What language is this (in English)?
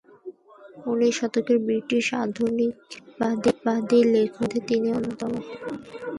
Bangla